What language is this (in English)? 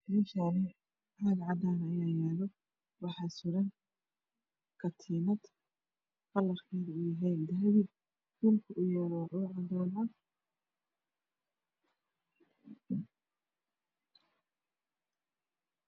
Somali